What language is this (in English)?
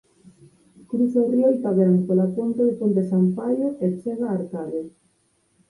Galician